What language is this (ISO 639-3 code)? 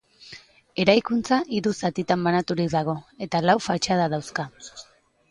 eus